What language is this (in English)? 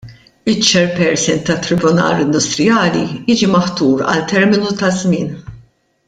Maltese